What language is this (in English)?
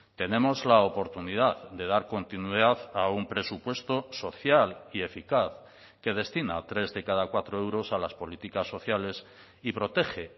Spanish